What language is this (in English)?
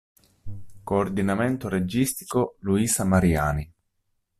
Italian